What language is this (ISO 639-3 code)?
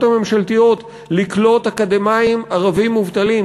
heb